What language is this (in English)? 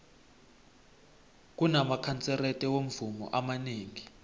South Ndebele